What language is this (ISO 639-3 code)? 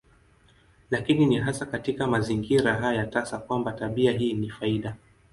swa